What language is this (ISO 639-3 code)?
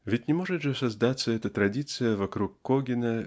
rus